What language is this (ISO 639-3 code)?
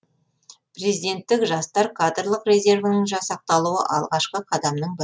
kaz